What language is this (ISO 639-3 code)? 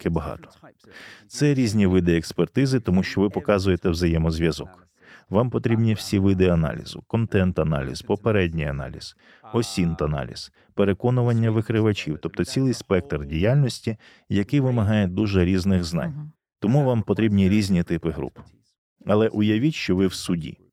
ukr